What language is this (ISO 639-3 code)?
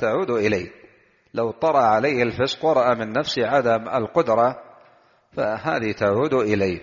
ara